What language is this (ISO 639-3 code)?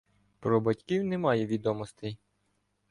ukr